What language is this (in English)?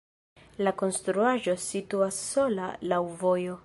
Esperanto